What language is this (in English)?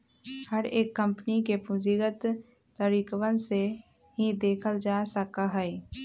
Magahi